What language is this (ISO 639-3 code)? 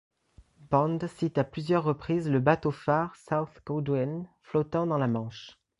fra